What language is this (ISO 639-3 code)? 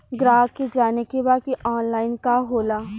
bho